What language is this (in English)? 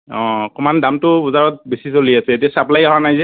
Assamese